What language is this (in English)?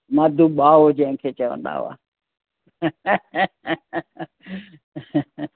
Sindhi